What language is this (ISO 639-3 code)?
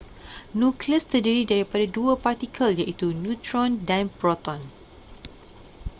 msa